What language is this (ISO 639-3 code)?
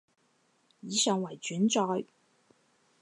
yue